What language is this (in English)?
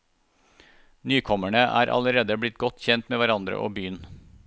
Norwegian